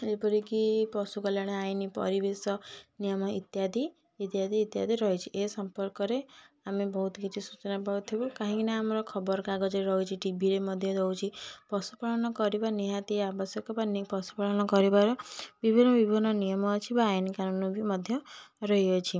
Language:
Odia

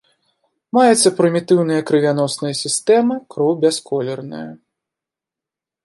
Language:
Belarusian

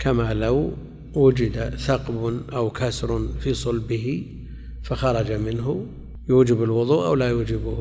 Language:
Arabic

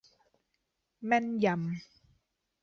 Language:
Thai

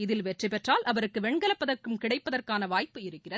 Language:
Tamil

